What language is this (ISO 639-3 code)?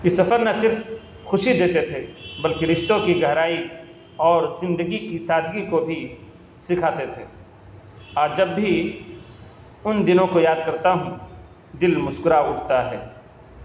urd